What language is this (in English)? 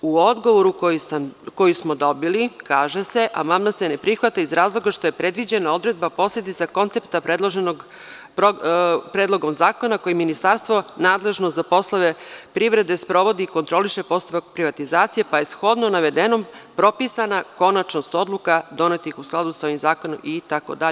Serbian